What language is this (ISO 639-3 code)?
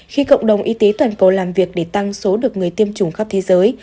vie